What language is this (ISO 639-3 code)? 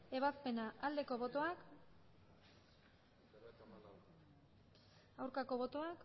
eus